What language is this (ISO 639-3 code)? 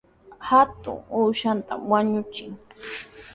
qws